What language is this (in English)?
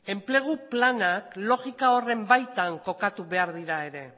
Basque